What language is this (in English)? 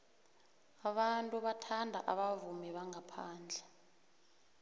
South Ndebele